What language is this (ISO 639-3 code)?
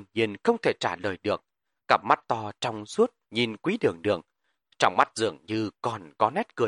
vie